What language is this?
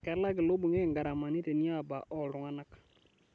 Masai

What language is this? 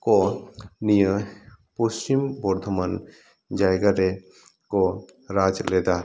Santali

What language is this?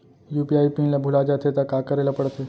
Chhattisgarhi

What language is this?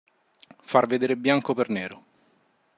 Italian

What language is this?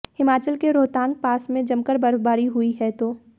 Hindi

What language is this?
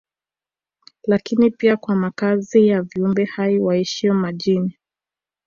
Swahili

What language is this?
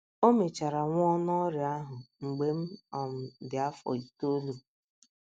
Igbo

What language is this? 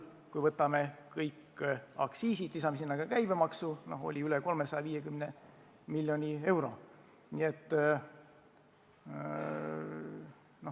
Estonian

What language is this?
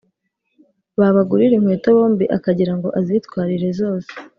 Kinyarwanda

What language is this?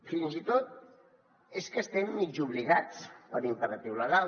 Catalan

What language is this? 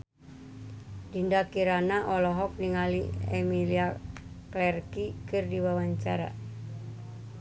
Sundanese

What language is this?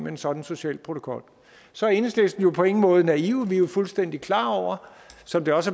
Danish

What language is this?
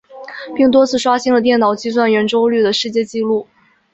Chinese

